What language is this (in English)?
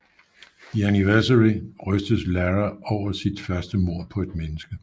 Danish